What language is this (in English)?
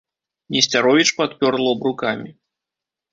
Belarusian